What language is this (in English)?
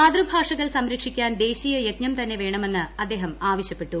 Malayalam